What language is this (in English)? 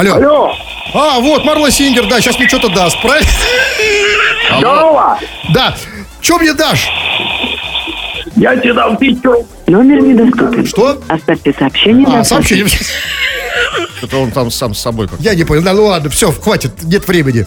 Russian